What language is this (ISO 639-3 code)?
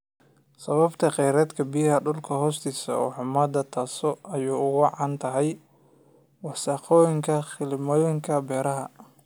som